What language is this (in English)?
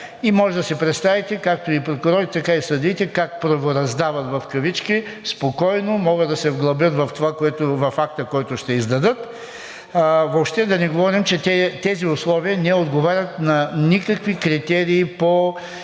Bulgarian